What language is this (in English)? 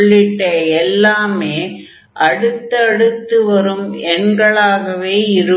Tamil